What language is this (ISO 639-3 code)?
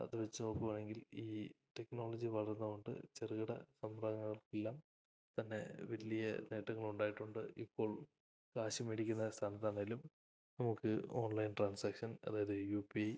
mal